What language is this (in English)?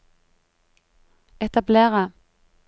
Norwegian